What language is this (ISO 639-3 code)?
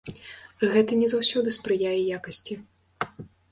bel